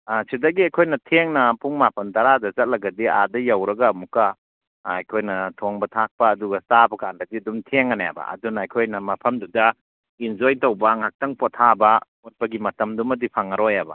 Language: Manipuri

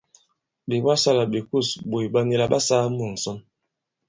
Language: Bankon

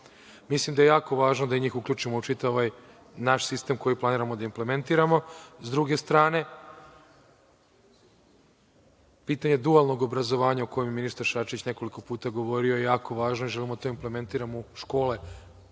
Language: Serbian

